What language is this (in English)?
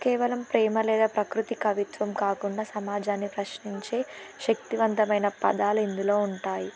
Telugu